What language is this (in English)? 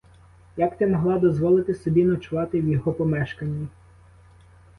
Ukrainian